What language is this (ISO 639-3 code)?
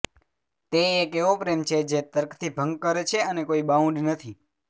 guj